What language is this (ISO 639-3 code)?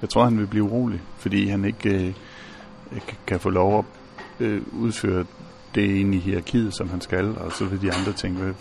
dan